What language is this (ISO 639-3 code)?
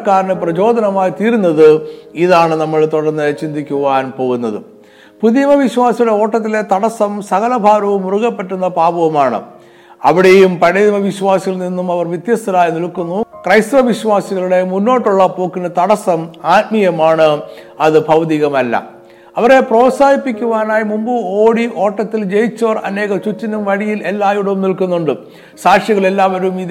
mal